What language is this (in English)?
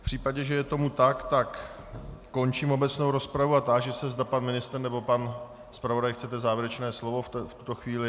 Czech